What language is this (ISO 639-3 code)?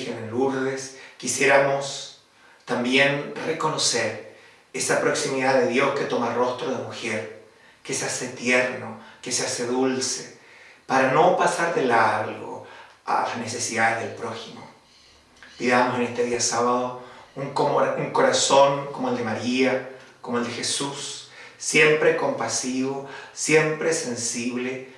spa